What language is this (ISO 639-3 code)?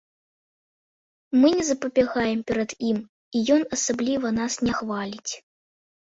bel